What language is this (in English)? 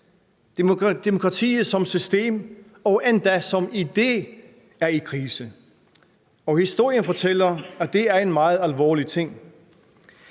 Danish